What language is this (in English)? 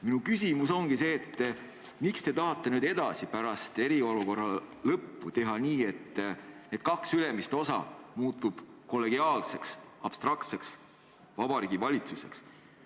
Estonian